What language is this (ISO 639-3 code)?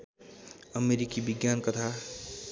nep